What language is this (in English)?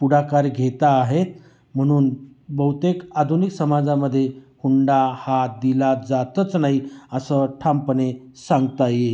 Marathi